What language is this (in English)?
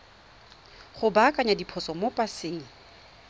Tswana